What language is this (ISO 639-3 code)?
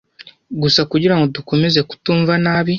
kin